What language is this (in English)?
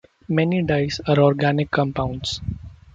English